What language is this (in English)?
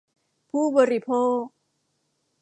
Thai